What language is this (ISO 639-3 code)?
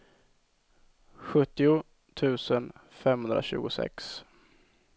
swe